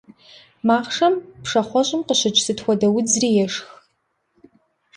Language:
Kabardian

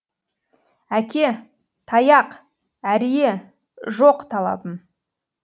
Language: Kazakh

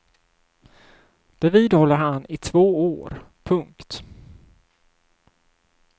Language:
Swedish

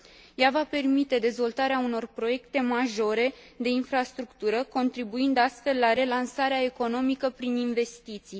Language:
Romanian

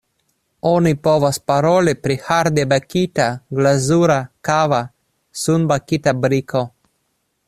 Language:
Esperanto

